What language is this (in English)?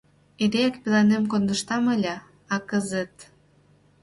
Mari